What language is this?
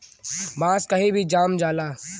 Bhojpuri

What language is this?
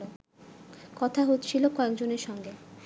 Bangla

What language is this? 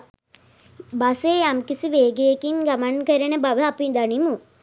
Sinhala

